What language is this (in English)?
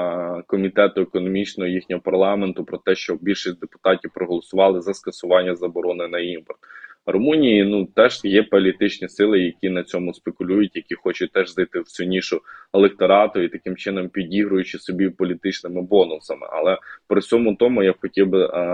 Ukrainian